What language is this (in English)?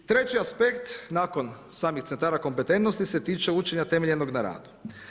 Croatian